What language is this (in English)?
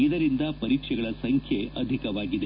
Kannada